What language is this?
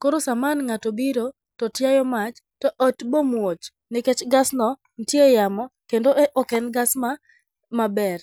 Luo (Kenya and Tanzania)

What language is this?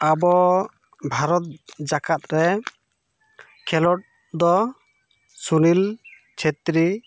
Santali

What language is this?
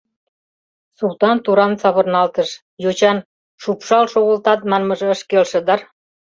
Mari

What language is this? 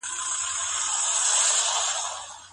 Pashto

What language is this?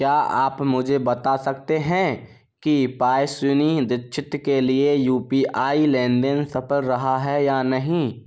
Hindi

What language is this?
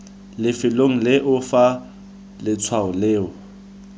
Tswana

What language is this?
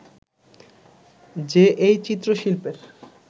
Bangla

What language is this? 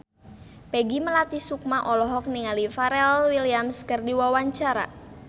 Sundanese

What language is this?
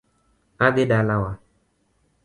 Luo (Kenya and Tanzania)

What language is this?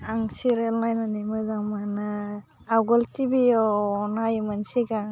Bodo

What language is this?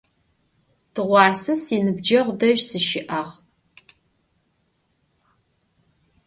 Adyghe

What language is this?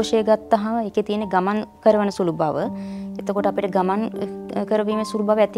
Thai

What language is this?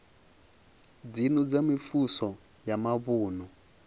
Venda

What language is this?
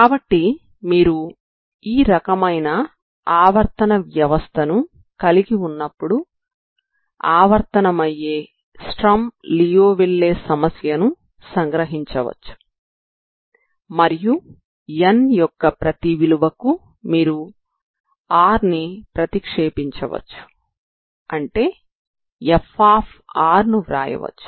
Telugu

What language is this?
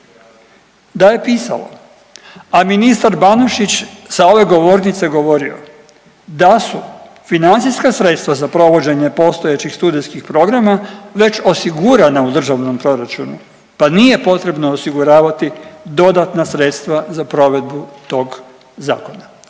Croatian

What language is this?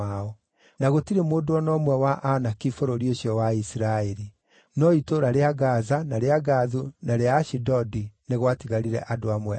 Kikuyu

